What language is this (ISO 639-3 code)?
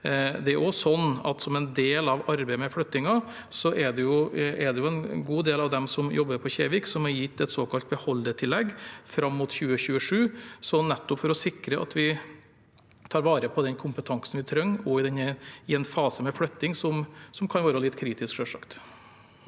nor